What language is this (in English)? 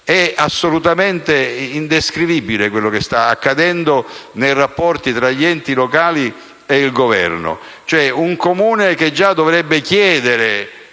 Italian